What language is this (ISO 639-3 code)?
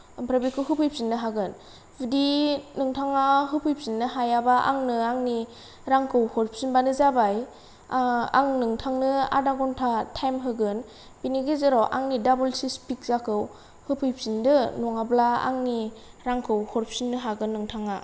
brx